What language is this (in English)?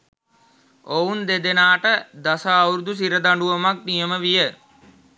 Sinhala